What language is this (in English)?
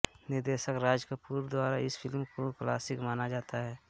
Hindi